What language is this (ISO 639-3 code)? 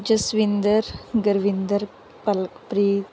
pan